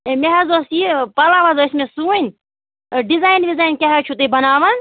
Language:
Kashmiri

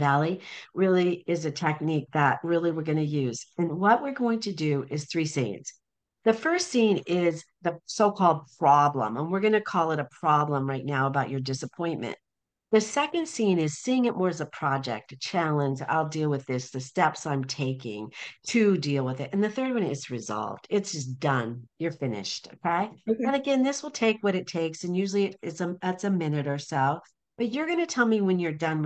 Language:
English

